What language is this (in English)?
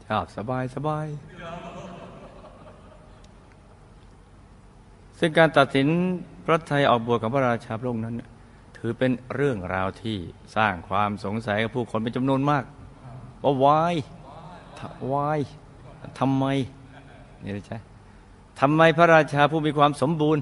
Thai